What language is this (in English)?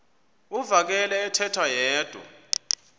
Xhosa